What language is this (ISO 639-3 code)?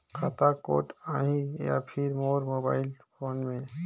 hne